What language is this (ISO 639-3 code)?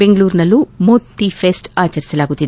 kan